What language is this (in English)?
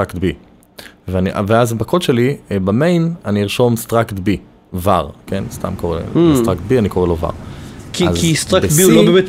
Hebrew